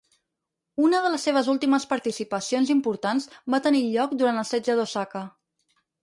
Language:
Catalan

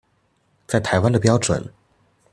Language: Chinese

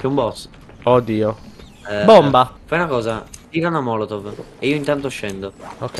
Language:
Italian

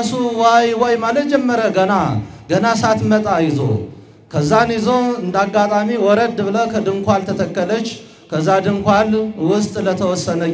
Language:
Arabic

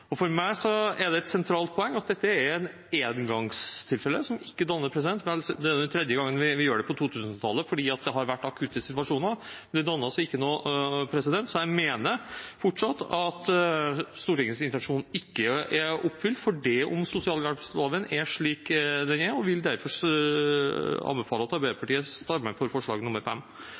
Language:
Norwegian Bokmål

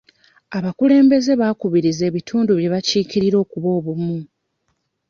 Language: Ganda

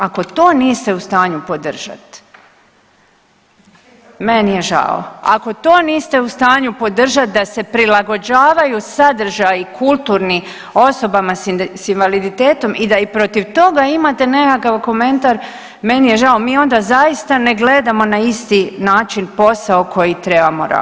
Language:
Croatian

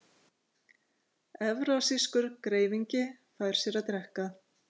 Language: Icelandic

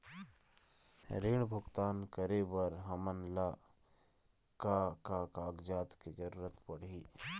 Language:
Chhattisgarhi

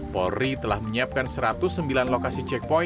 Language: Indonesian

